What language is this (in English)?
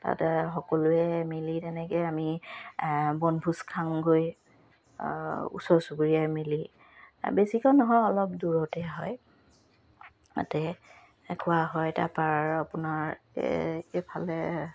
Assamese